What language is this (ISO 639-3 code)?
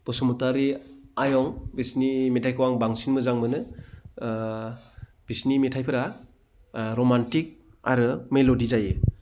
brx